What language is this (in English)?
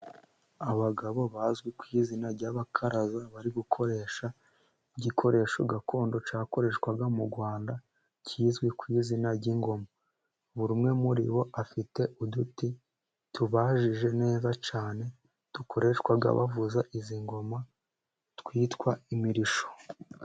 Kinyarwanda